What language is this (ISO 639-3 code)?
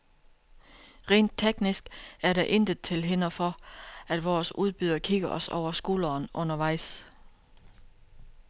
dan